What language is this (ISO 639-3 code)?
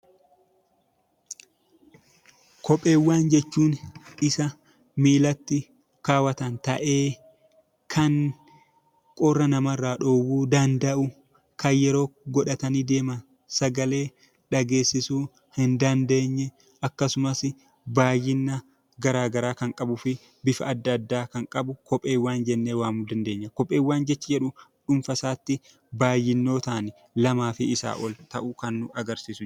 orm